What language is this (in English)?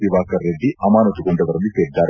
Kannada